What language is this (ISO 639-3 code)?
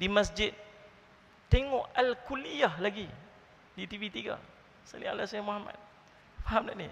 msa